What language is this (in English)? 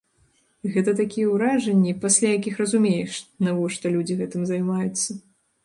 Belarusian